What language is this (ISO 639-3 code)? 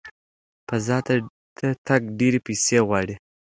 pus